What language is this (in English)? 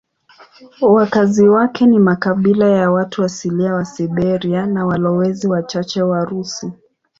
Swahili